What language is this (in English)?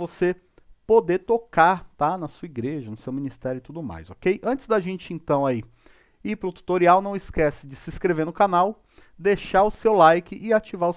Portuguese